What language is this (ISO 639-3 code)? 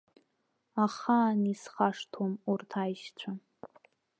abk